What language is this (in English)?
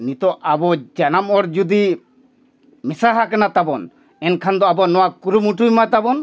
Santali